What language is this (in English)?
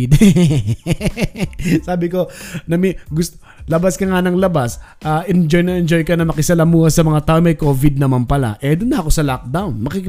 Filipino